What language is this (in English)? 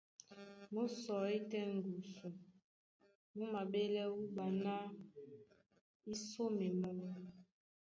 Duala